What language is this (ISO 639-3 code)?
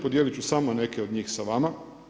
hrv